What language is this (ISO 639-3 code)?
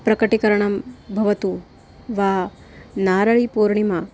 san